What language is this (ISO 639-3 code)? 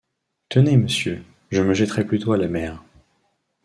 fra